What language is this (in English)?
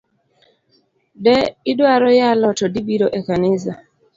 Luo (Kenya and Tanzania)